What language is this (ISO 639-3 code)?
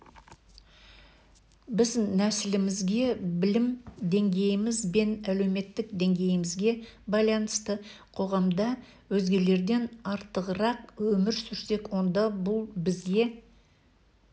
kaz